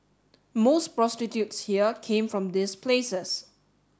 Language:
English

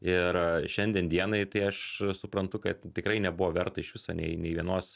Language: Lithuanian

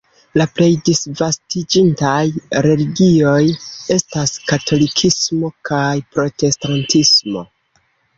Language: Esperanto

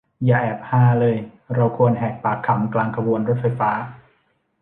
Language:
Thai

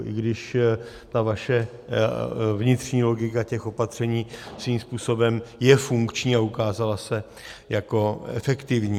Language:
Czech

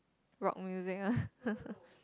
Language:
English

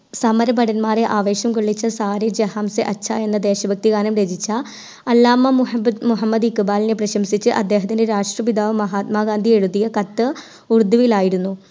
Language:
Malayalam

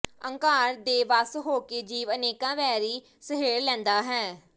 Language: Punjabi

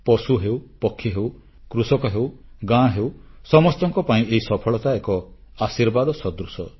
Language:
Odia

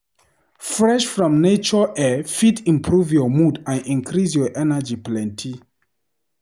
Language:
Nigerian Pidgin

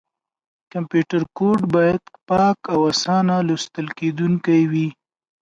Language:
Pashto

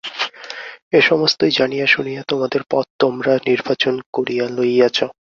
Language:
Bangla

